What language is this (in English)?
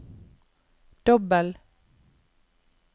Norwegian